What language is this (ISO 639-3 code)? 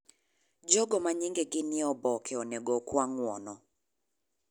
luo